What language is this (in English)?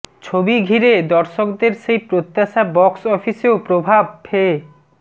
Bangla